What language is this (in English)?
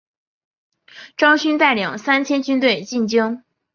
Chinese